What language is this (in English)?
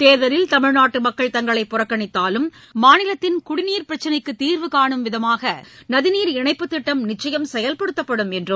Tamil